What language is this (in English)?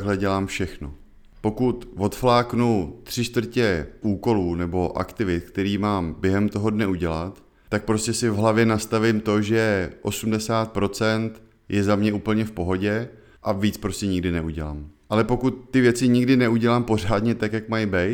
Czech